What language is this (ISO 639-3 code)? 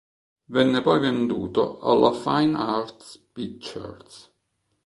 ita